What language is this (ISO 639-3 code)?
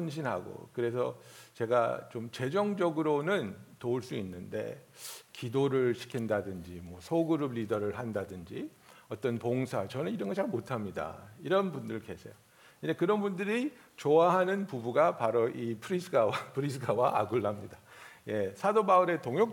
kor